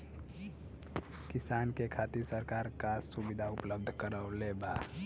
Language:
Bhojpuri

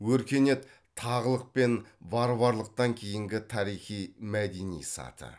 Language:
Kazakh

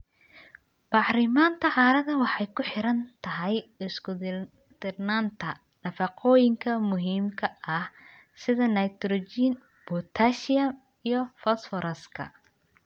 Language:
Somali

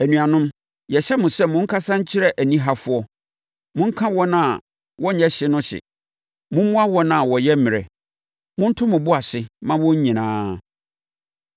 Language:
Akan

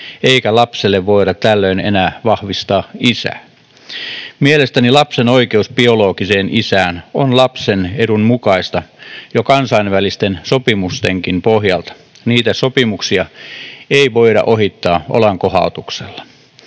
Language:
Finnish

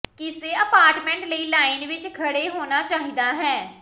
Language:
Punjabi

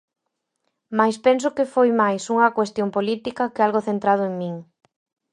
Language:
Galician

